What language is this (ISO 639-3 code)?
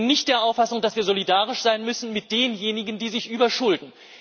deu